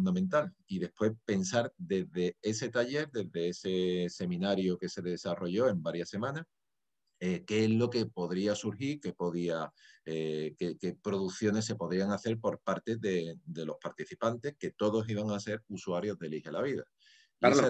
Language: Spanish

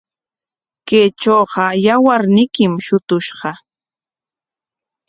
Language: Corongo Ancash Quechua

